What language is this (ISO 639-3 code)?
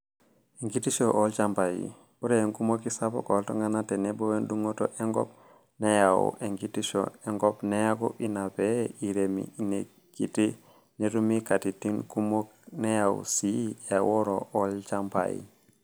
mas